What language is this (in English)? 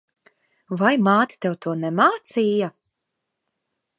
Latvian